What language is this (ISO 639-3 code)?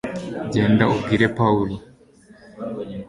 kin